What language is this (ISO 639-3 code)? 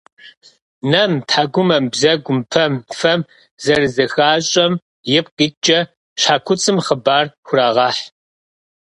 kbd